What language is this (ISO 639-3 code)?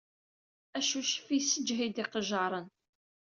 kab